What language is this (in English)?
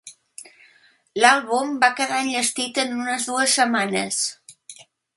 Catalan